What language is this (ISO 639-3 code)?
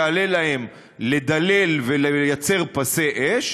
heb